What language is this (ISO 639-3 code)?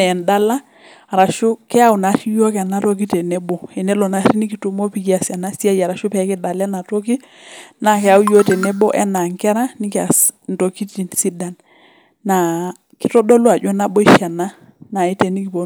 mas